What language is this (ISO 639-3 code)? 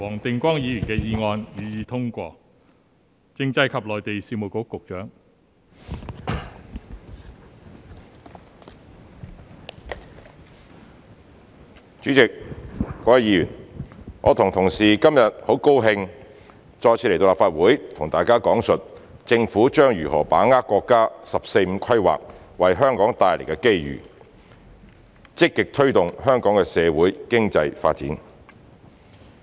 yue